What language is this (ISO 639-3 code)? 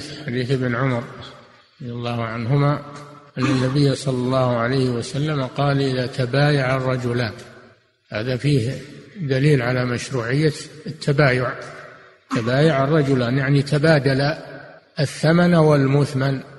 ara